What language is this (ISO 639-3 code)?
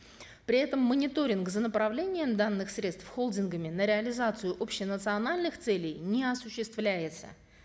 kaz